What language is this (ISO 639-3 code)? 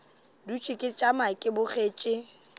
nso